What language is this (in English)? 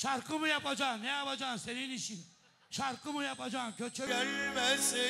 Turkish